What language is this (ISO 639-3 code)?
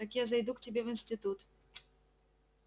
rus